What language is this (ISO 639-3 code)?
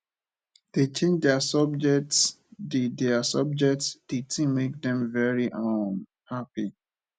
pcm